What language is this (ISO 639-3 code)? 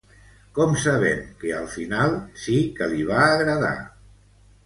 cat